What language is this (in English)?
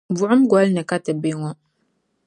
Dagbani